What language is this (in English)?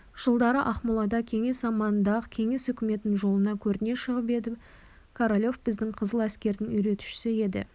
Kazakh